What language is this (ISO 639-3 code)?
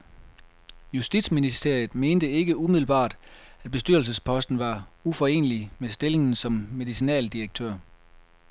dan